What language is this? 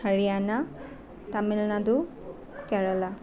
Assamese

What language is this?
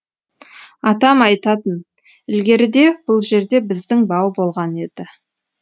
Kazakh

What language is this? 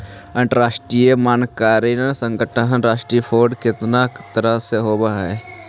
Magahi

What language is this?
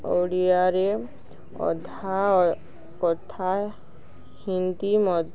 Odia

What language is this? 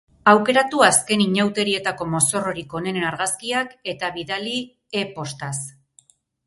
Basque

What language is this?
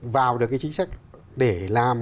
Vietnamese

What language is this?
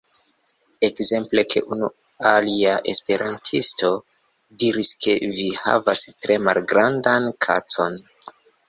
Esperanto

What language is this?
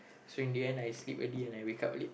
English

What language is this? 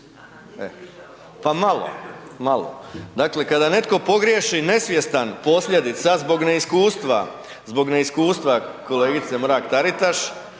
Croatian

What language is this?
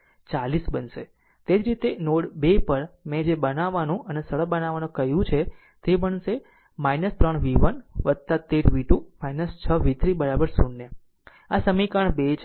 Gujarati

